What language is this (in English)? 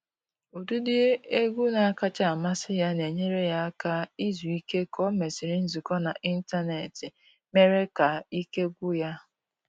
Igbo